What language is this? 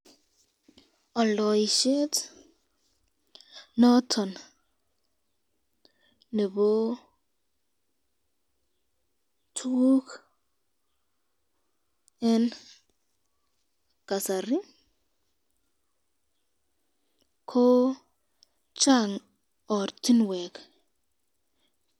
Kalenjin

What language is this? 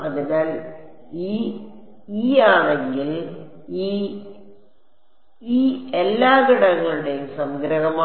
Malayalam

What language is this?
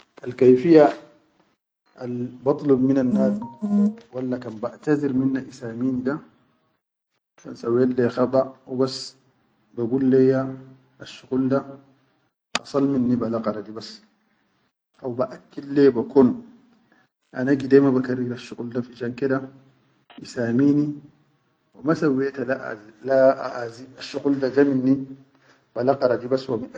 Chadian Arabic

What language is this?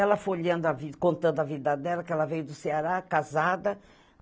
Portuguese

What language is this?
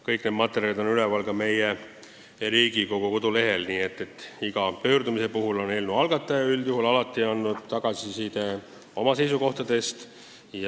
Estonian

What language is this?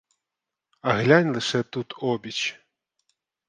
Ukrainian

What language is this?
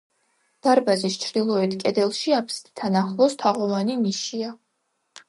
Georgian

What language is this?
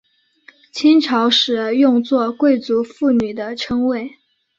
Chinese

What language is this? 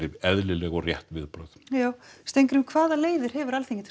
Icelandic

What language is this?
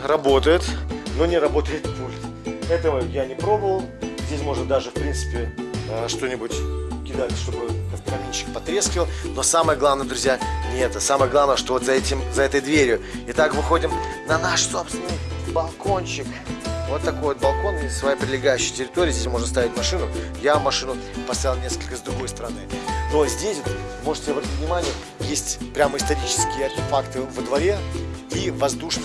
Russian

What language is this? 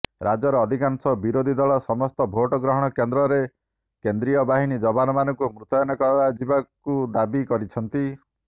Odia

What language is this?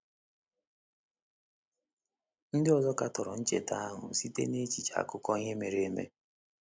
Igbo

